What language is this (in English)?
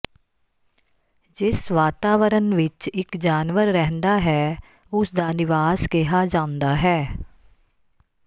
Punjabi